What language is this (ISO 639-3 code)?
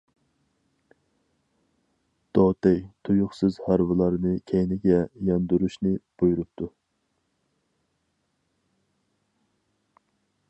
uig